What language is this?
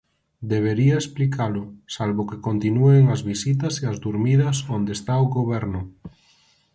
Galician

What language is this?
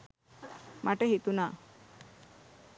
Sinhala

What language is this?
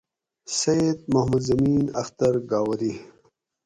Gawri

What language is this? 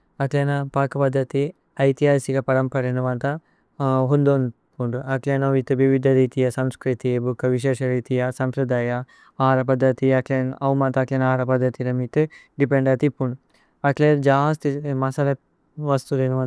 Tulu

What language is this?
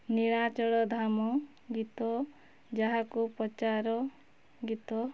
Odia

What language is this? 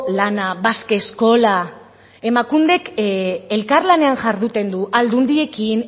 Basque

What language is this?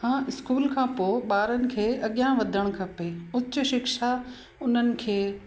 Sindhi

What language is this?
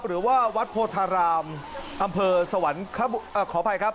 Thai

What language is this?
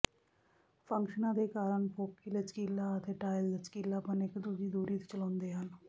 Punjabi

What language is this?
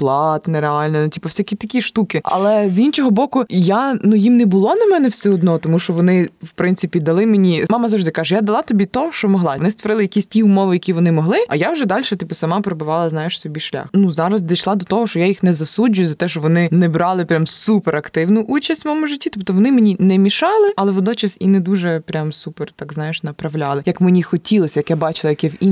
Ukrainian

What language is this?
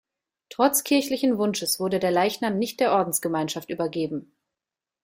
German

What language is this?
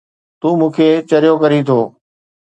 Sindhi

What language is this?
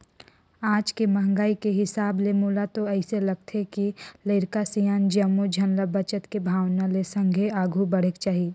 Chhattisgarhi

